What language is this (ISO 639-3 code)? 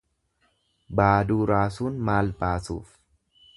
orm